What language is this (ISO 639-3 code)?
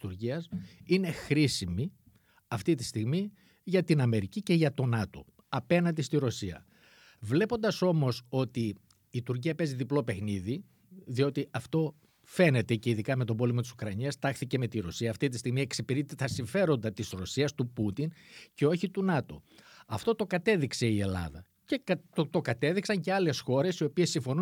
ell